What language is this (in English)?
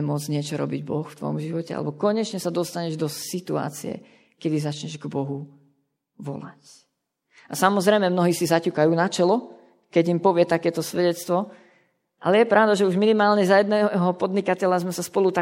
Slovak